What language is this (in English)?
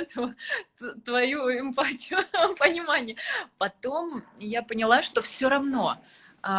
Russian